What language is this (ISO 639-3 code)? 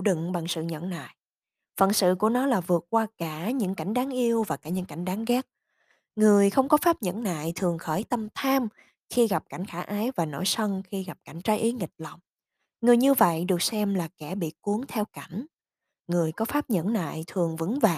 vie